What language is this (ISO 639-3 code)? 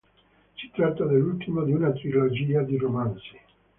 ita